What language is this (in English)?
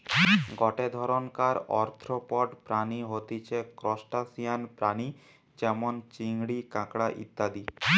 Bangla